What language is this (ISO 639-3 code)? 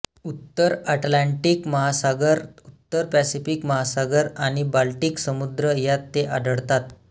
mar